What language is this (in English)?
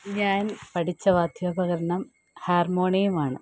Malayalam